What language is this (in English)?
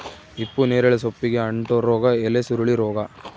Kannada